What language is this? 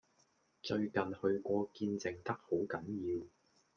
Cantonese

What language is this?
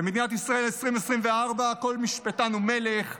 Hebrew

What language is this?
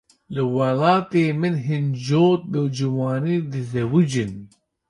Kurdish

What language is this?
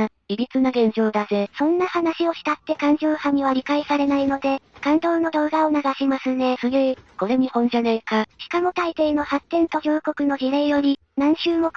Japanese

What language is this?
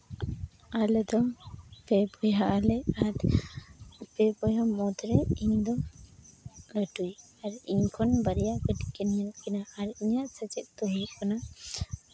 Santali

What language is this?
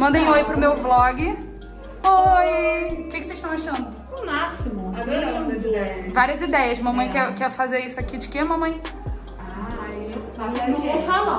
Portuguese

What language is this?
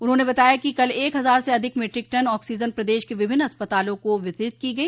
Hindi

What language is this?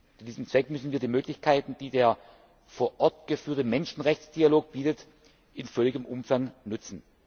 German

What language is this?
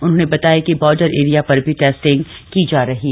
Hindi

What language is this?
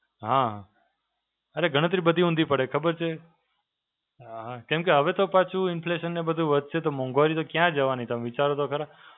Gujarati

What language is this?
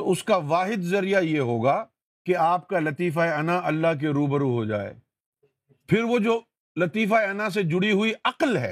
Urdu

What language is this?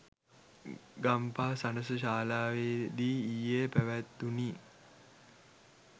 Sinhala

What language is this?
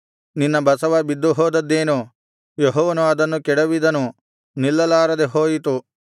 Kannada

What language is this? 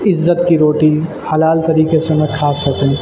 Urdu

